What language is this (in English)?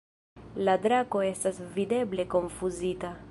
Esperanto